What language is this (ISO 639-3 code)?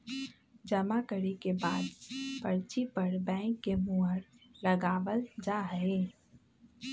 mag